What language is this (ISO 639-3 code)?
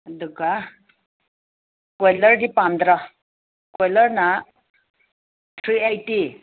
mni